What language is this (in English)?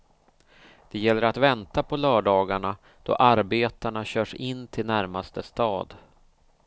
Swedish